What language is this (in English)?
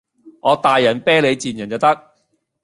Cantonese